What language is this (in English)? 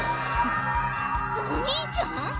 Japanese